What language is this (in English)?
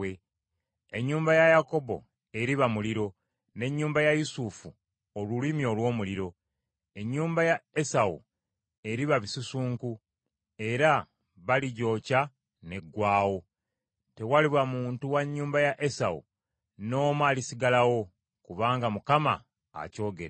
Ganda